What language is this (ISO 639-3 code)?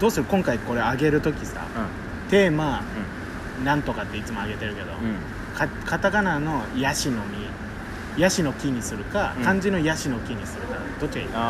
jpn